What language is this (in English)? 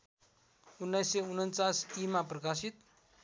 Nepali